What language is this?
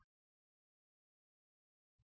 Kannada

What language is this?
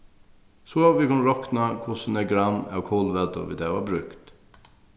Faroese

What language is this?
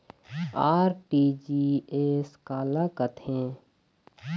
Chhattisgarhi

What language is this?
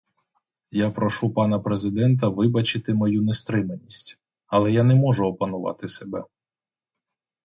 Ukrainian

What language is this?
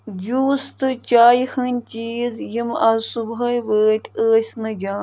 Kashmiri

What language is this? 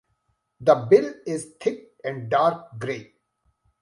English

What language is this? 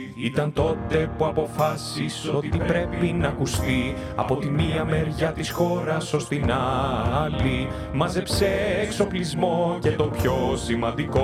Greek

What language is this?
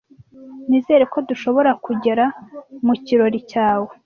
Kinyarwanda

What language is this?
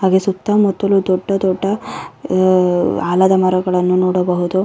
Kannada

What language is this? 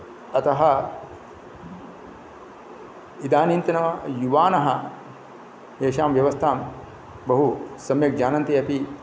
Sanskrit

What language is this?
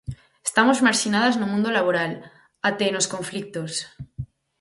Galician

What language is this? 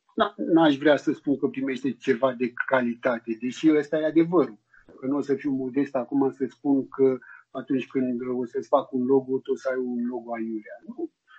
Romanian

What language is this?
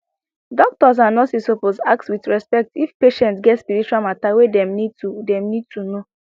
Nigerian Pidgin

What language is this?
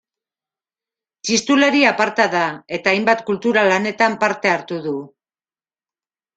Basque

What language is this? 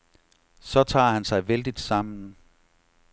Danish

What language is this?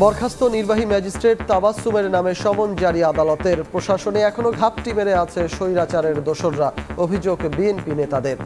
Bangla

